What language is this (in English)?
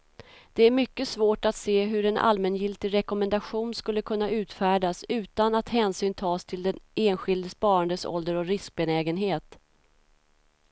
Swedish